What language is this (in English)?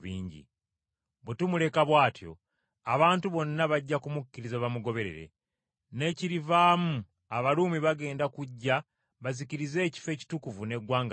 Ganda